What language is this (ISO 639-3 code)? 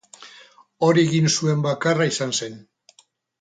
eus